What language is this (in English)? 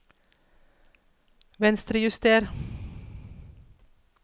Norwegian